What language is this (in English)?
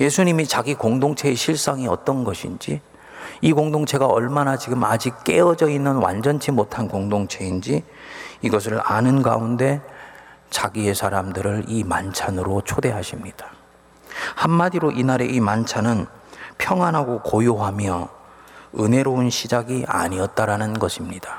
Korean